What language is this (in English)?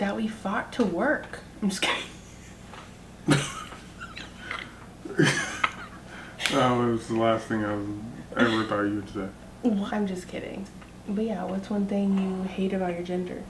English